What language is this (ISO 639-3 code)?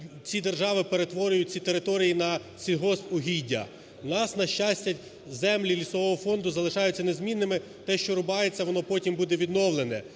ukr